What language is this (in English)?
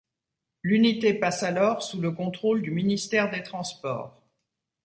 French